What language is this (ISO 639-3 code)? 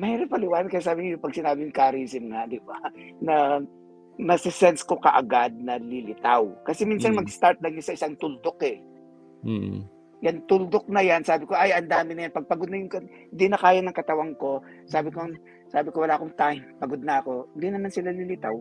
fil